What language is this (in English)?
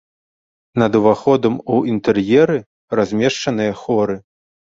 Belarusian